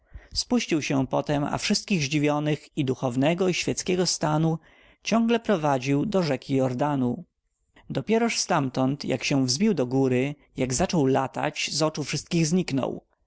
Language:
Polish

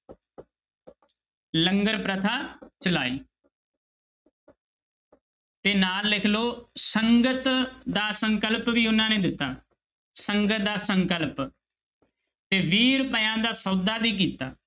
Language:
Punjabi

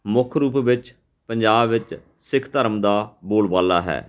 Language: Punjabi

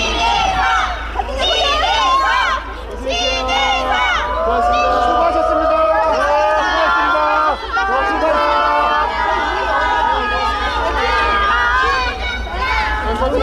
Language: Korean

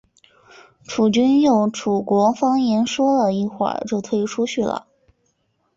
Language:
Chinese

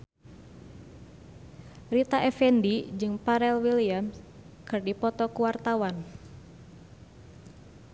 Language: Sundanese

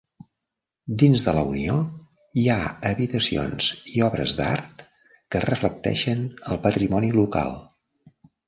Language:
Catalan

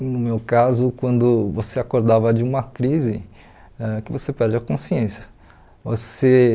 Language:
Portuguese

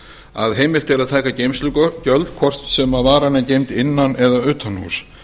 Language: Icelandic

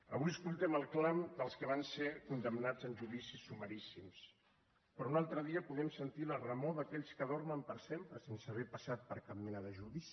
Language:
Catalan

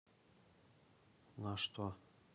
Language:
Russian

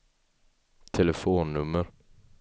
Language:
Swedish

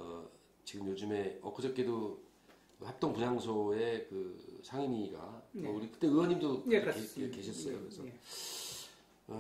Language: Korean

